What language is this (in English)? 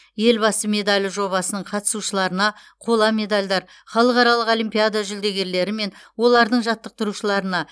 Kazakh